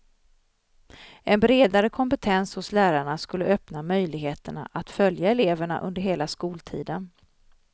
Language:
Swedish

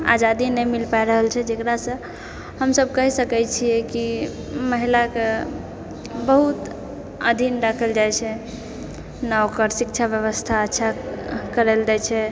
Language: Maithili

